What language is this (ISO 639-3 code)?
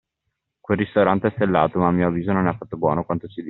ita